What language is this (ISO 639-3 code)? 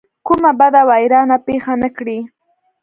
pus